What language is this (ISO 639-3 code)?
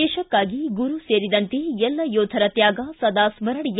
kan